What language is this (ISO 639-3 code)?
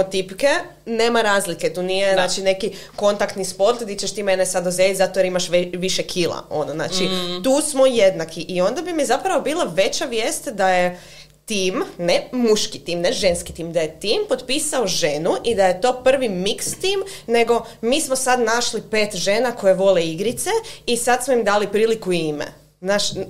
hrv